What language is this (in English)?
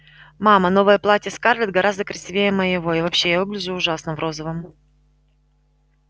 Russian